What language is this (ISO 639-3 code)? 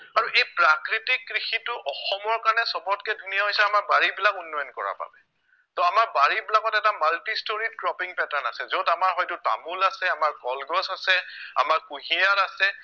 asm